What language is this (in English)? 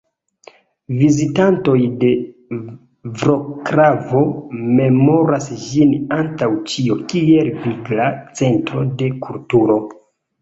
Esperanto